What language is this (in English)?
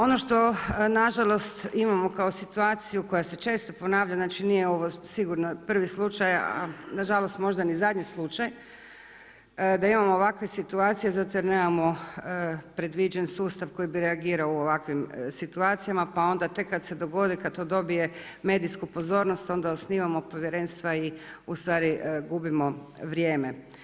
Croatian